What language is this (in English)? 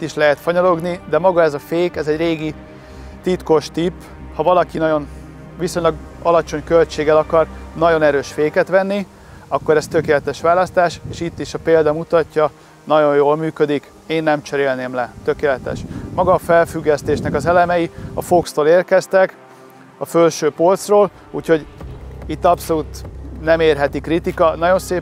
Hungarian